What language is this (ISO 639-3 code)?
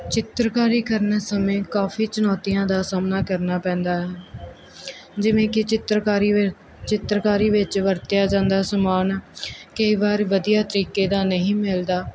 pan